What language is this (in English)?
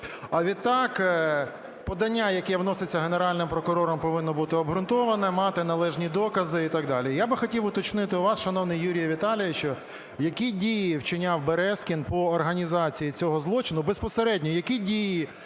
Ukrainian